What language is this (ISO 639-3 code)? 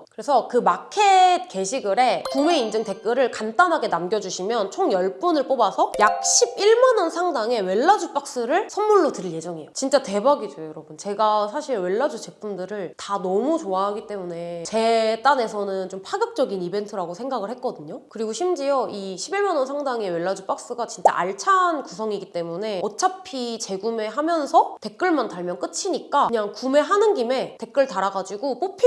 kor